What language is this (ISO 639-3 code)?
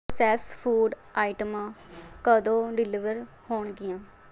pan